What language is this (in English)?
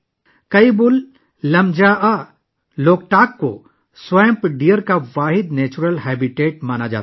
Urdu